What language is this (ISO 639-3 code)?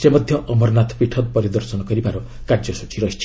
ori